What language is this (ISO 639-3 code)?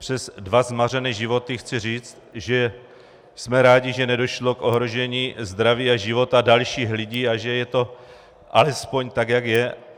ces